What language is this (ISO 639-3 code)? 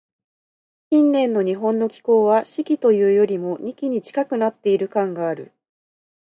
jpn